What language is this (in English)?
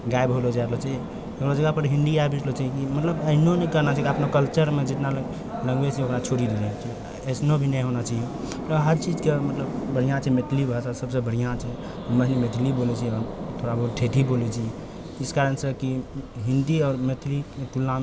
Maithili